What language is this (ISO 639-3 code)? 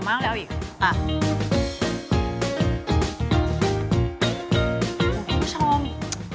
tha